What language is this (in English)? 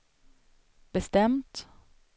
Swedish